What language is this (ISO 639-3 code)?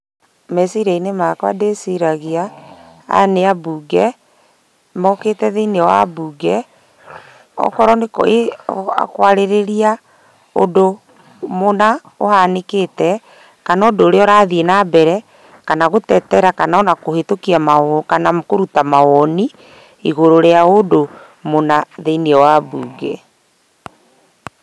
kik